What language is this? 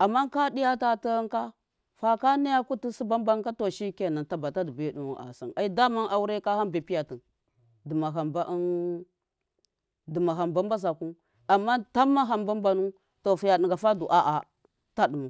Miya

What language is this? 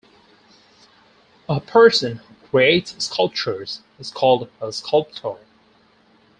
English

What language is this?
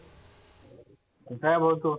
Marathi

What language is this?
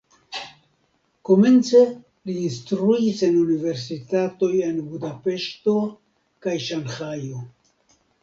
Esperanto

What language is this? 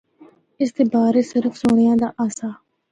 Northern Hindko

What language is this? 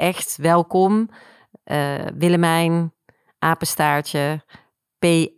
Dutch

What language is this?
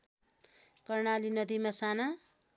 Nepali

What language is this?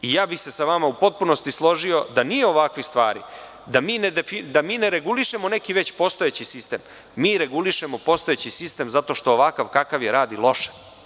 Serbian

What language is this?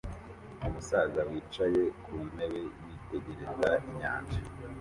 Kinyarwanda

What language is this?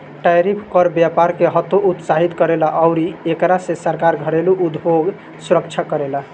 Bhojpuri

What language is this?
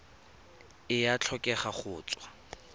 Tswana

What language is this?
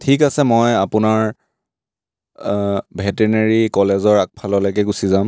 Assamese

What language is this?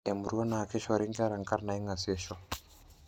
Masai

